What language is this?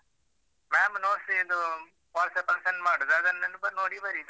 Kannada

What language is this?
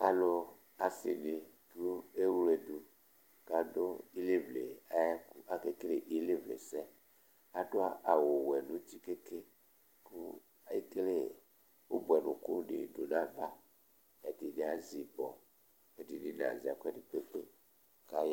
Ikposo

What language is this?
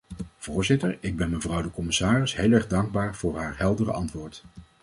Dutch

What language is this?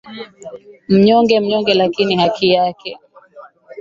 Swahili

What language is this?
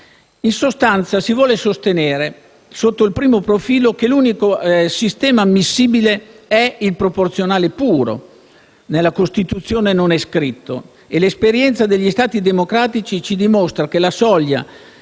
Italian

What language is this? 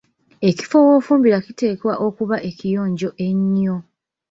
Ganda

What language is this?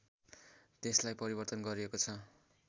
Nepali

